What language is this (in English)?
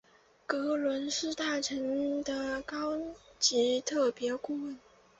Chinese